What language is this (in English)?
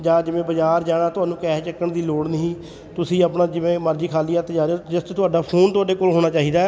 Punjabi